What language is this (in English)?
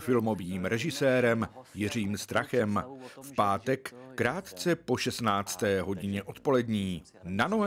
Czech